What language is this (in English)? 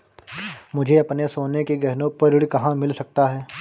Hindi